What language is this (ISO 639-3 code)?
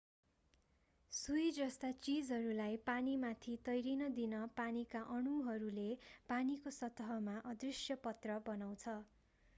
nep